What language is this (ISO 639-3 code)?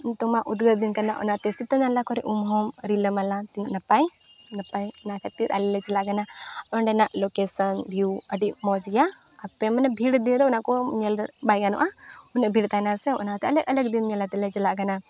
sat